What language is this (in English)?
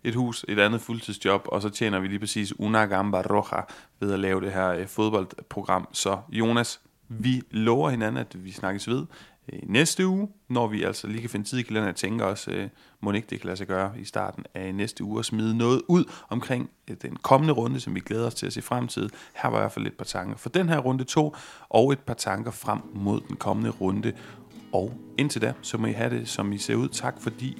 Danish